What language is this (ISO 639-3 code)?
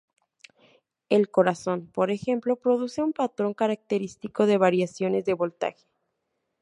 spa